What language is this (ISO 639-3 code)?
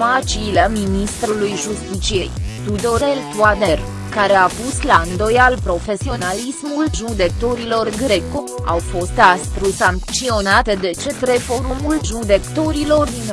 ron